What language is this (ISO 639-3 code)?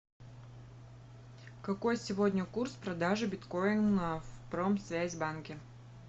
rus